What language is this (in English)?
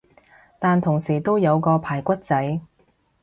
Cantonese